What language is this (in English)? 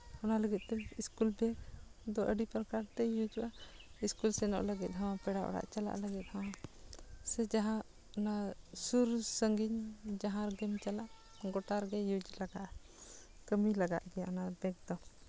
Santali